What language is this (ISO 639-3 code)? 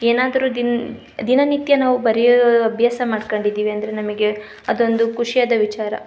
kan